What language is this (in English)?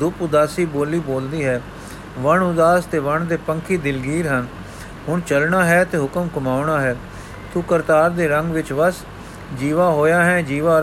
Punjabi